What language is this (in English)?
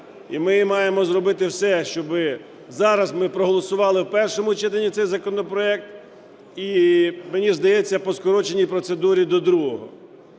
Ukrainian